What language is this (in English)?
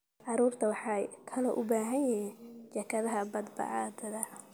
Somali